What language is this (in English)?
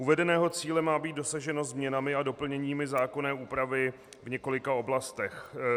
Czech